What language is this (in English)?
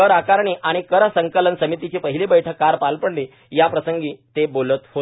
Marathi